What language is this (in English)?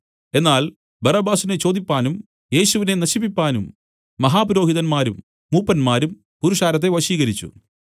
Malayalam